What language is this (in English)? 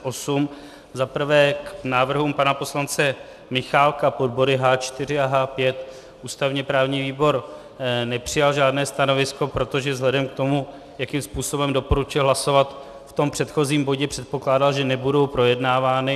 Czech